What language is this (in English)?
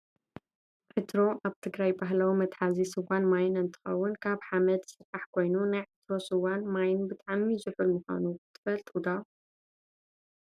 Tigrinya